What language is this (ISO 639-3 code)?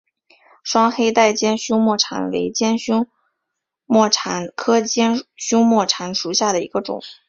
zho